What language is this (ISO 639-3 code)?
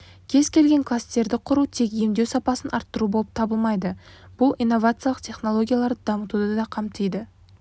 kaz